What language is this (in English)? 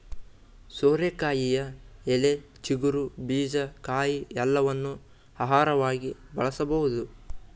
Kannada